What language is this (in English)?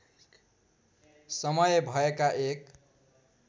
Nepali